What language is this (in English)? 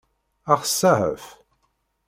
Kabyle